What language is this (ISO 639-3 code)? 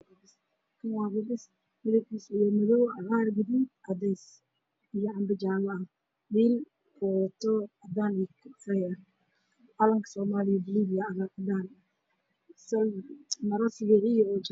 som